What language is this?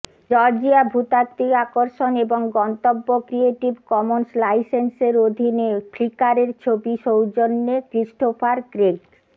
Bangla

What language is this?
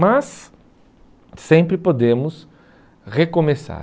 Portuguese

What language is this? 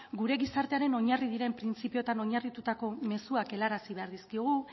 Basque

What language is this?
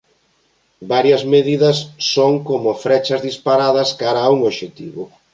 Galician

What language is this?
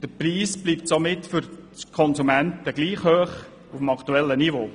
Swiss German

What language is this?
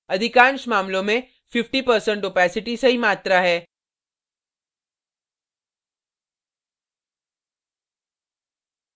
Hindi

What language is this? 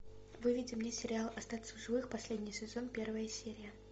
Russian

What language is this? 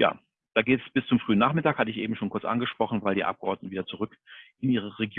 German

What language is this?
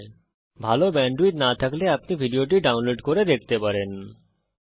Bangla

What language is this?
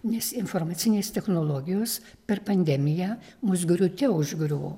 Lithuanian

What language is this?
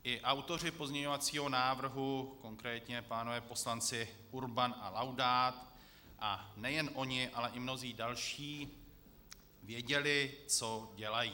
Czech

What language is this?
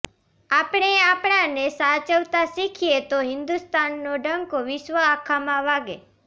Gujarati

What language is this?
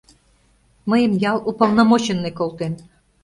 Mari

